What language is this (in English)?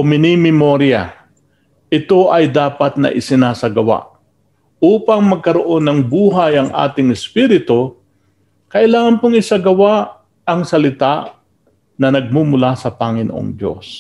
Filipino